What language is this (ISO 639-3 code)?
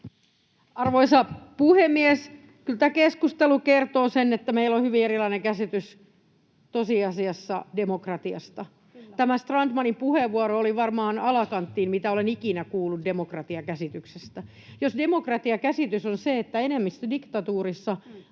fin